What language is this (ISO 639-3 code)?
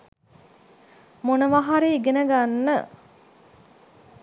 sin